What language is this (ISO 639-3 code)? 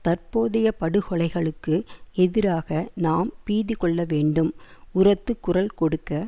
tam